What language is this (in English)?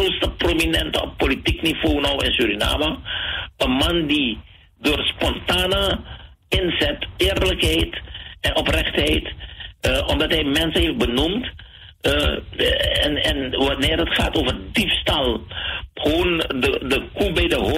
Dutch